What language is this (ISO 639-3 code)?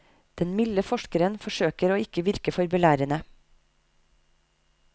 nor